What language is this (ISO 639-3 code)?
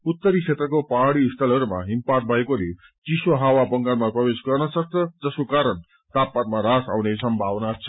nep